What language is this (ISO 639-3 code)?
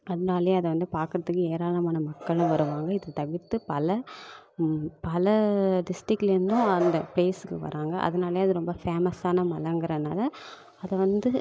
tam